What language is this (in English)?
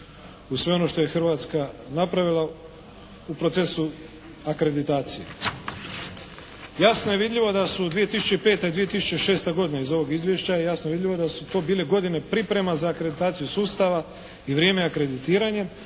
Croatian